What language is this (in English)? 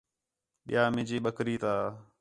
Khetrani